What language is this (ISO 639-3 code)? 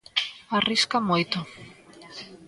glg